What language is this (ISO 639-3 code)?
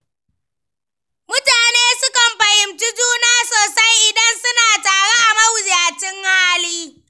hau